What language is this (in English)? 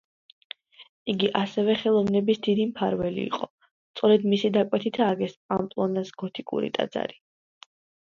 Georgian